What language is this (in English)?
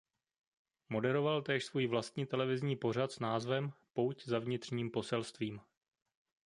Czech